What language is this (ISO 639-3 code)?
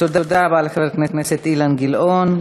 heb